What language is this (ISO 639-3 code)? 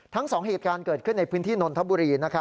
tha